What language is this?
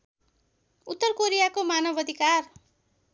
Nepali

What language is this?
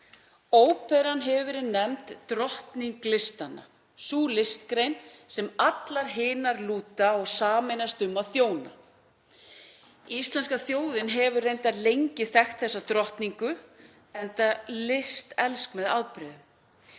Icelandic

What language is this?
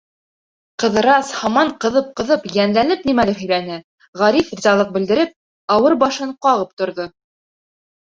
Bashkir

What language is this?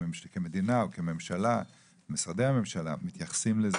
Hebrew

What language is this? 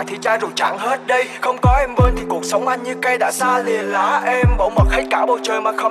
Vietnamese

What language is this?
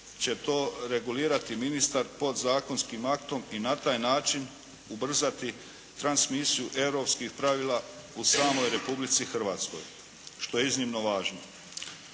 Croatian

